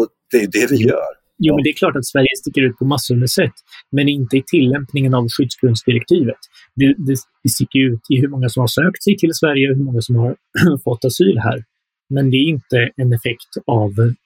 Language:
Swedish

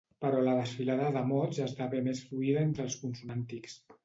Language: Catalan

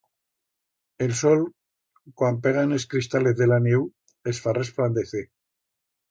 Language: Aragonese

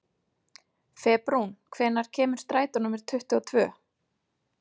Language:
Icelandic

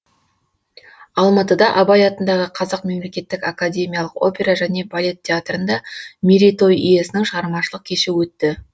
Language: Kazakh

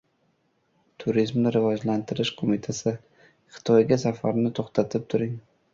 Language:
Uzbek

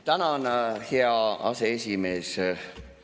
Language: Estonian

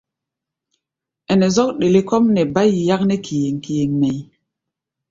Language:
Gbaya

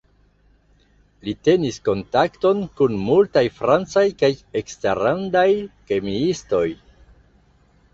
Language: Esperanto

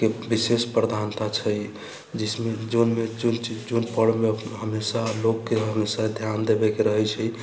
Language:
Maithili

